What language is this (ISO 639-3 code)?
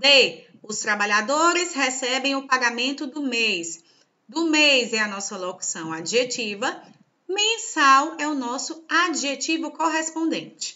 por